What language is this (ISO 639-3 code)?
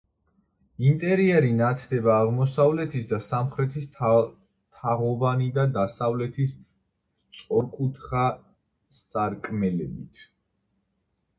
kat